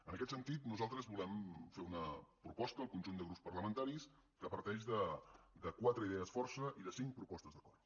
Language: Catalan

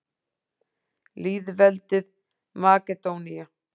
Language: Icelandic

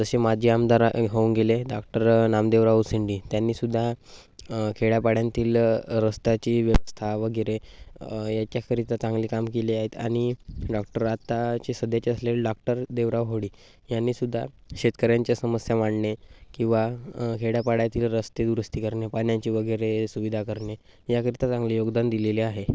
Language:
Marathi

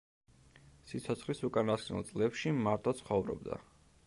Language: Georgian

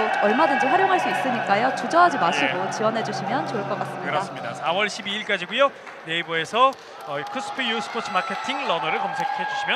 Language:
Korean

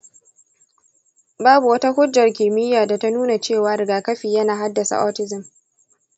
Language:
Hausa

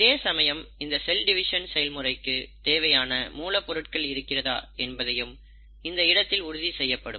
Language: Tamil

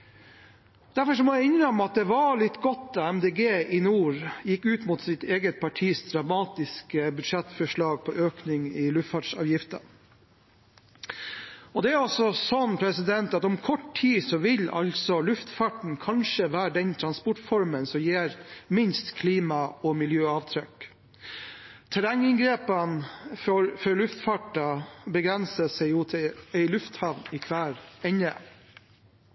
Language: Norwegian Bokmål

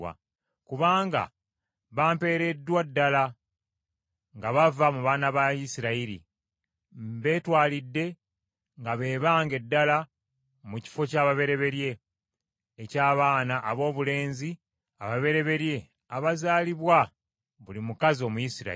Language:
Ganda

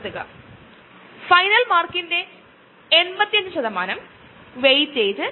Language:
Malayalam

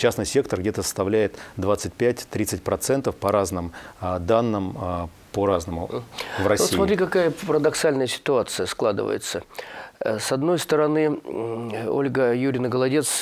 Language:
Russian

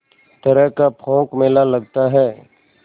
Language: Hindi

